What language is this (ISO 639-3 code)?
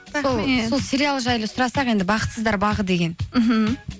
kaz